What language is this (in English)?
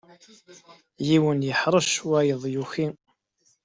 Kabyle